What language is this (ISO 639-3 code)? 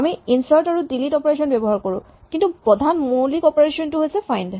asm